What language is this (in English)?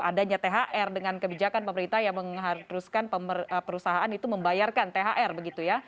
Indonesian